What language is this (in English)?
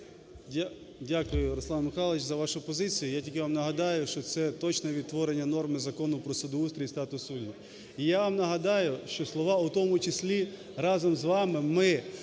Ukrainian